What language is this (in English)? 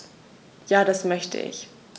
German